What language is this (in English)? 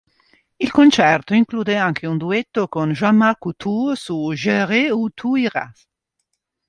Italian